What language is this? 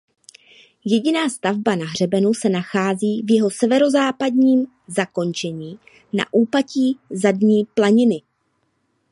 Czech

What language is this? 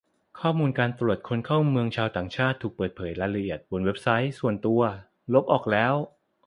Thai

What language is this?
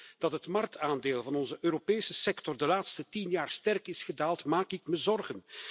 Dutch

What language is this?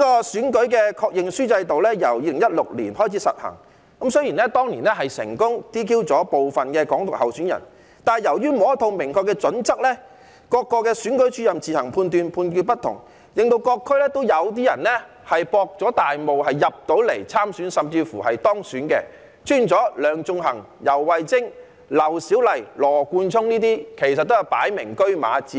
Cantonese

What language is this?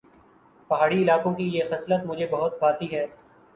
Urdu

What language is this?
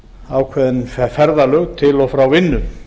Icelandic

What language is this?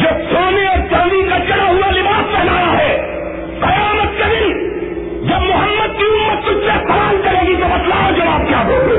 Urdu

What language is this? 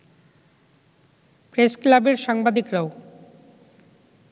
Bangla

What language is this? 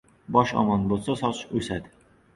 Uzbek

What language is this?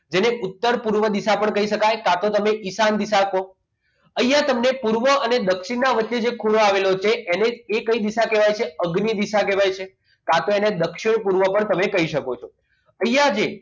Gujarati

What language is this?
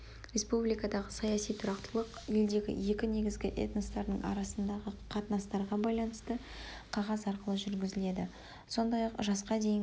Kazakh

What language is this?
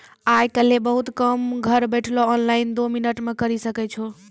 Maithili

